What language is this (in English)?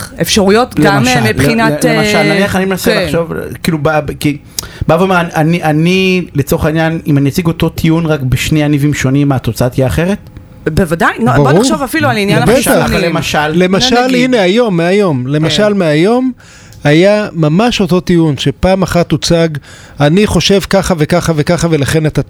Hebrew